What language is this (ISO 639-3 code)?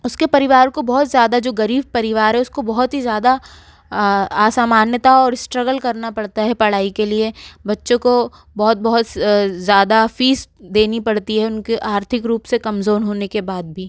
hin